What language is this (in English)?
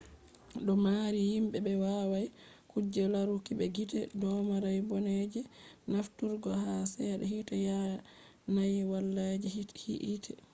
Fula